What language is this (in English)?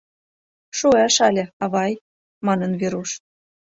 Mari